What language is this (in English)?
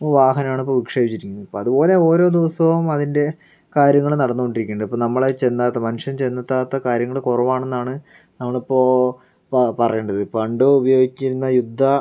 Malayalam